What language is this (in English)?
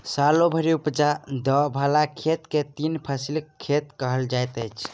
Maithili